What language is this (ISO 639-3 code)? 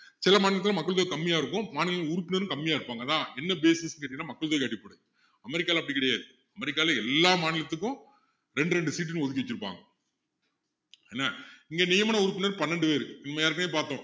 tam